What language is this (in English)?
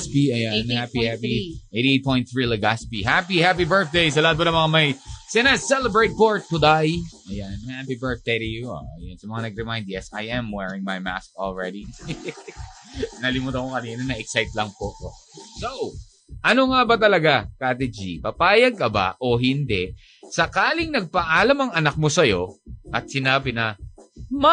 Filipino